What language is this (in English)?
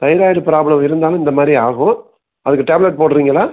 Tamil